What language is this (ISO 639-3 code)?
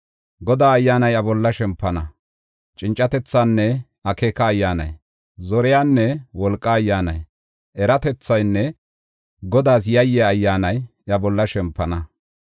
gof